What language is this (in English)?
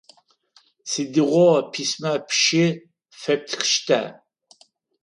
Adyghe